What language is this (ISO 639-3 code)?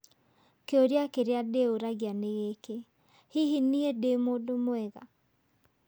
kik